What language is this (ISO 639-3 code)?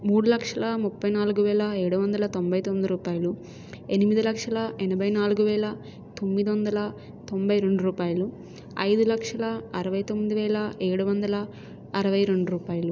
tel